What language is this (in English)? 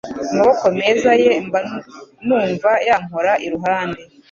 Kinyarwanda